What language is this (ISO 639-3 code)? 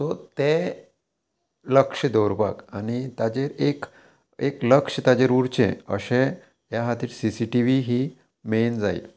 kok